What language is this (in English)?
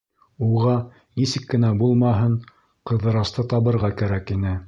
Bashkir